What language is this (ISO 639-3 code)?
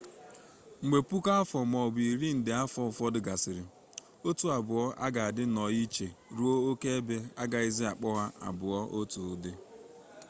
ibo